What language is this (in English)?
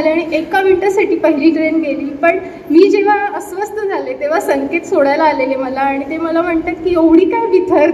Marathi